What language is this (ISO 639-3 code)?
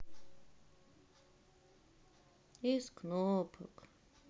rus